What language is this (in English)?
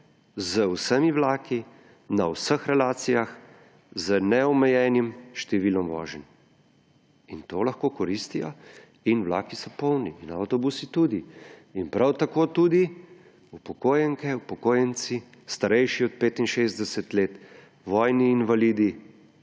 Slovenian